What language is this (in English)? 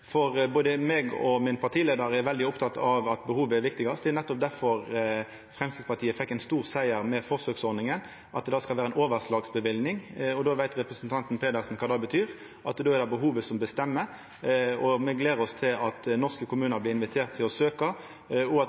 Norwegian Nynorsk